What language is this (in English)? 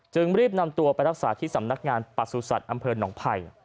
Thai